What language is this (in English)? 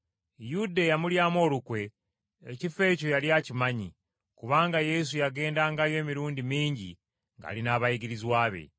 Ganda